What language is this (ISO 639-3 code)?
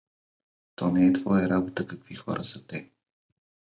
bul